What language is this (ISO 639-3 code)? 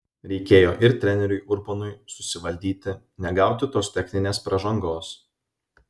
lit